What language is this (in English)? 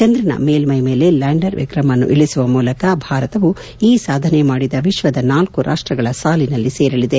Kannada